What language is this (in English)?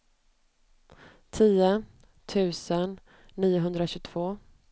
Swedish